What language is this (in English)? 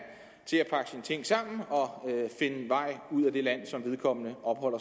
Danish